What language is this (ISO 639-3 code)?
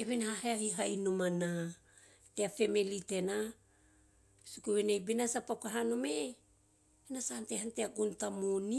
tio